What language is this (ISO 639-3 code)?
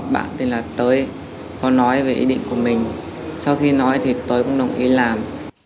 vie